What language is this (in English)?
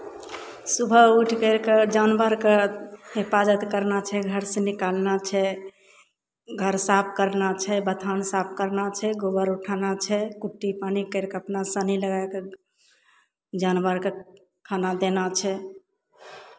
Maithili